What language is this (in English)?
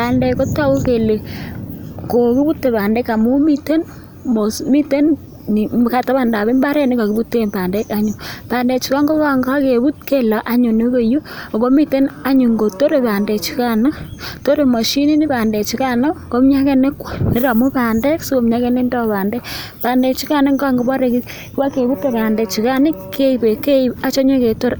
Kalenjin